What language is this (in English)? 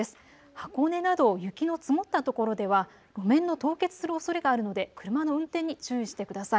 Japanese